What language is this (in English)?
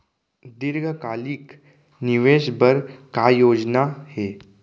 Chhattisgarhi